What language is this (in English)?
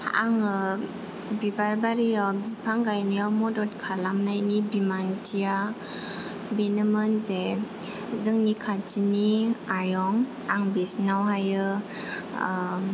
Bodo